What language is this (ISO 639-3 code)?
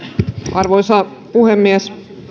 fin